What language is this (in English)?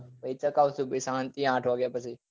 Gujarati